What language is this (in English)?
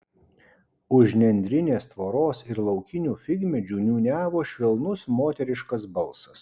Lithuanian